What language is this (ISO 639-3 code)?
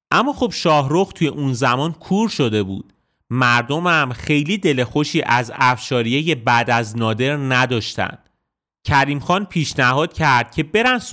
fas